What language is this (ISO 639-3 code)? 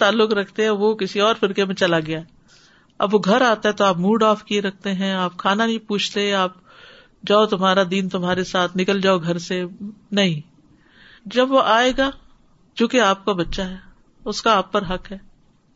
urd